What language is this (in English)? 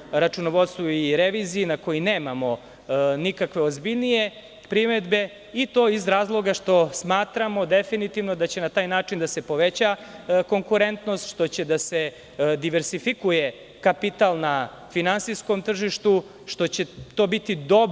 Serbian